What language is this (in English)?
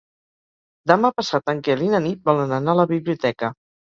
Catalan